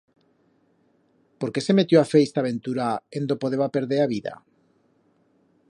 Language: Aragonese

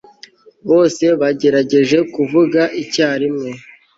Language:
Kinyarwanda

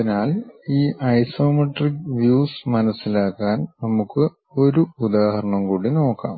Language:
Malayalam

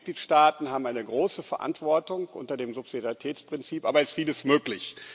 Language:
German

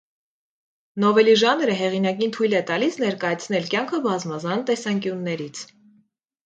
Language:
Armenian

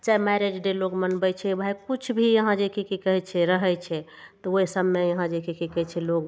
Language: Maithili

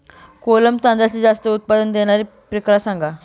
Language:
Marathi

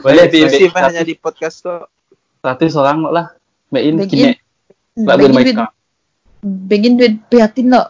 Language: Malay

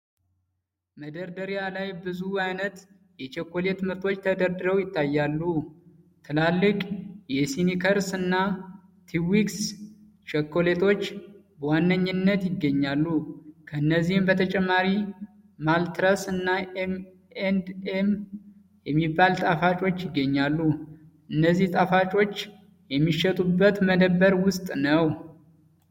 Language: Amharic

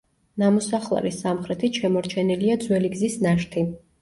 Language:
Georgian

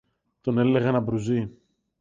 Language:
Greek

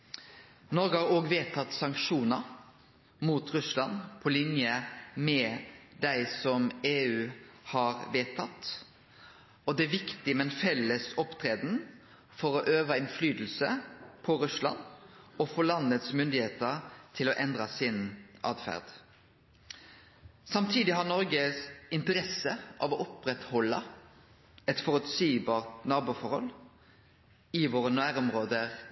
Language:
Norwegian Nynorsk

